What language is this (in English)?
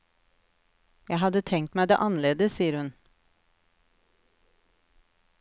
Norwegian